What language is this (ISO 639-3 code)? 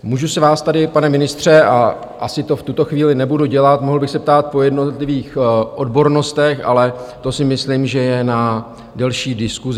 ces